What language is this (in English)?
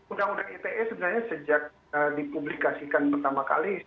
Indonesian